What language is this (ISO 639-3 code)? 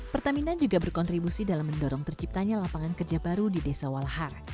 ind